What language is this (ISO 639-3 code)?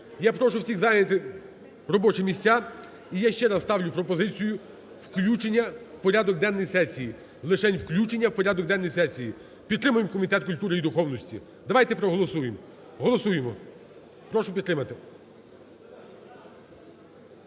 ukr